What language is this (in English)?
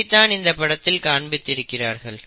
Tamil